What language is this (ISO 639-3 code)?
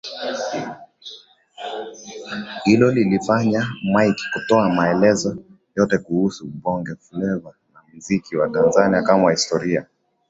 swa